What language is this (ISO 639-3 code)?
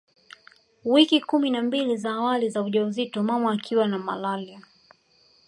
swa